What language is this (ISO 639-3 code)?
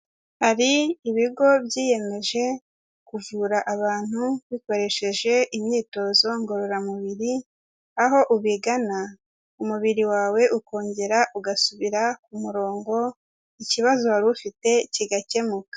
kin